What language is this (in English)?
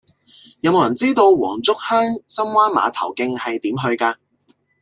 Cantonese